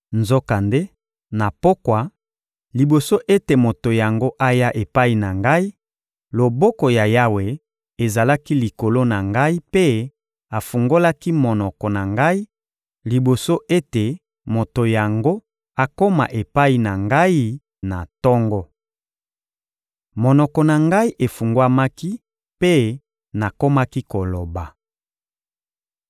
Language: Lingala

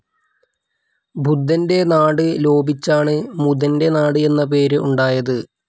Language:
Malayalam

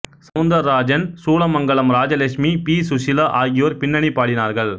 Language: Tamil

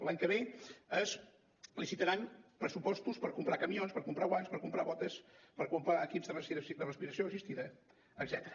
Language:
Catalan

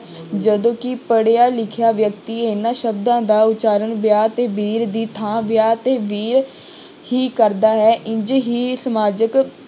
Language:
Punjabi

